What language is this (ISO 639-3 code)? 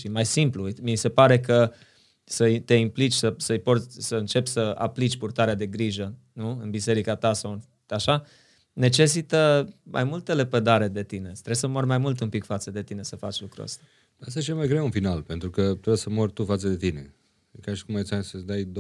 ron